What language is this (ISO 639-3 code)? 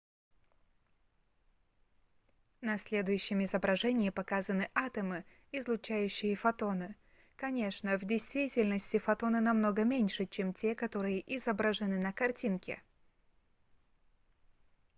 rus